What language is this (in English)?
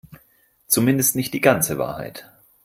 German